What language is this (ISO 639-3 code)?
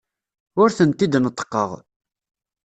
kab